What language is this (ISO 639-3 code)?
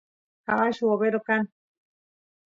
qus